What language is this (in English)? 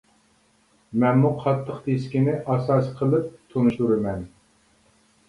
Uyghur